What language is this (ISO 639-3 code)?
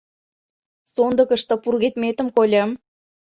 chm